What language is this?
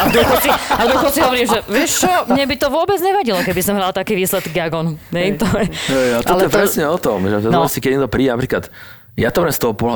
Slovak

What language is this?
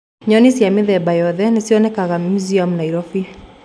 Kikuyu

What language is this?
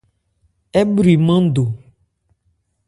Ebrié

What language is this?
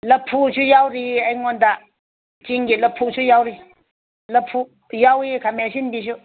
Manipuri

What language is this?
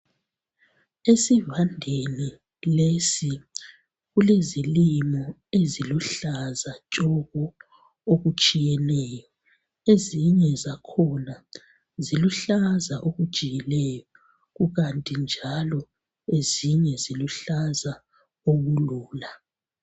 North Ndebele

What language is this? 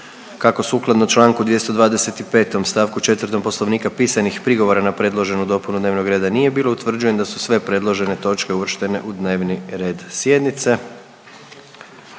Croatian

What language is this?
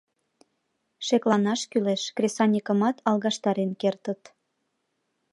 Mari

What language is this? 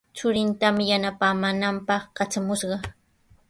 Sihuas Ancash Quechua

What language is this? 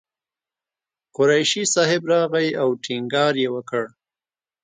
Pashto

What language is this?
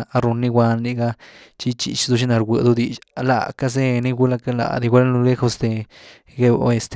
Güilá Zapotec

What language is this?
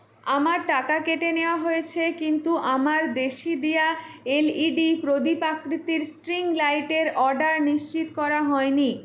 Bangla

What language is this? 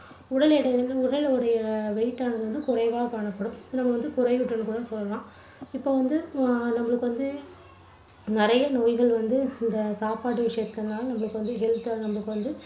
Tamil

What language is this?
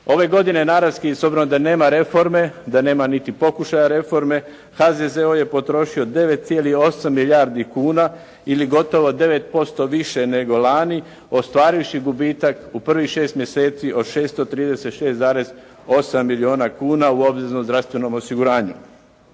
Croatian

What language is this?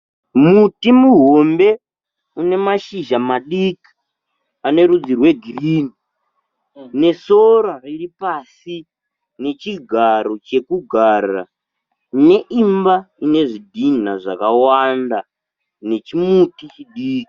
Shona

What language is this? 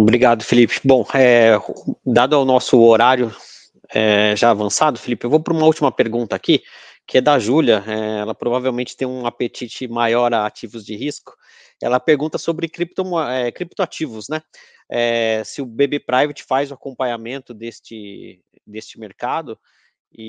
Portuguese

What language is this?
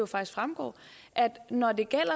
Danish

